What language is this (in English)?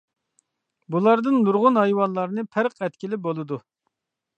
Uyghur